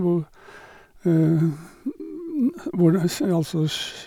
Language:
Norwegian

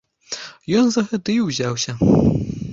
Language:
Belarusian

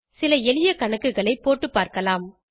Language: Tamil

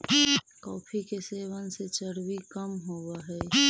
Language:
Magahi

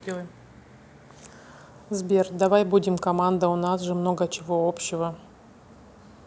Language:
Russian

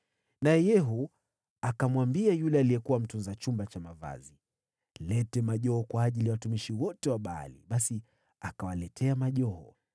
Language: Swahili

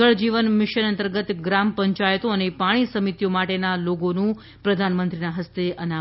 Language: Gujarati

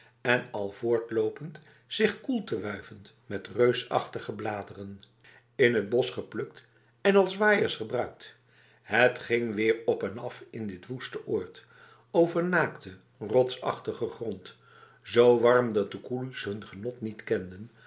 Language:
Dutch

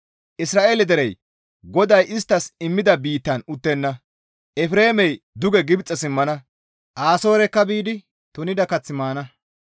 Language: Gamo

